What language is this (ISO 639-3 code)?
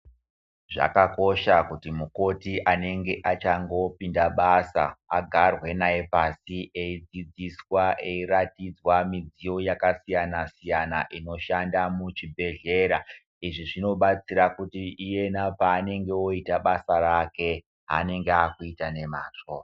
ndc